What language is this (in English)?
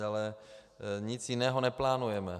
Czech